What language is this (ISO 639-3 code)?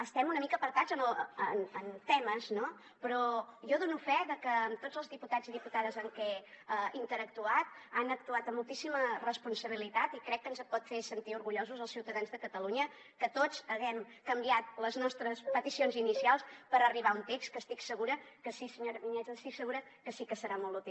cat